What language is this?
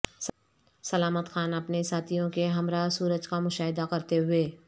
Urdu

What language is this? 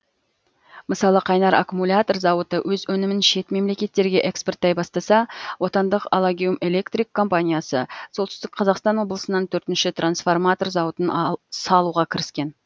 Kazakh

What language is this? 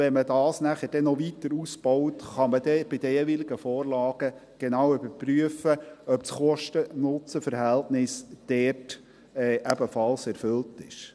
Swiss German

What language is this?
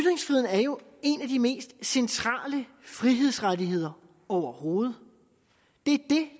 Danish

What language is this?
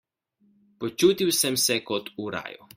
Slovenian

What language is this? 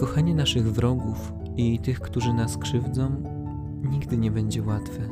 Polish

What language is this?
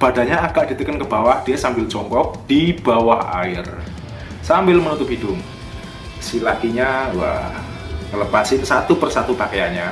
Indonesian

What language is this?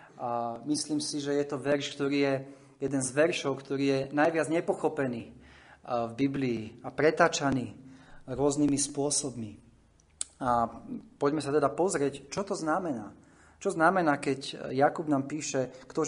Slovak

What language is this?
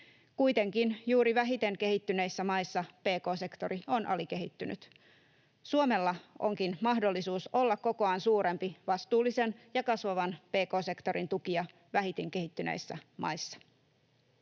Finnish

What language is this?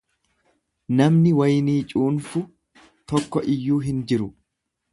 Oromo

